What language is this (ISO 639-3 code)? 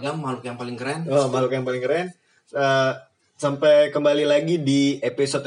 ind